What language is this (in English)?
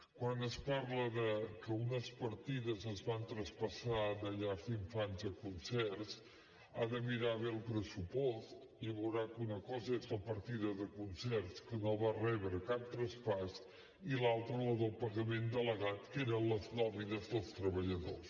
Catalan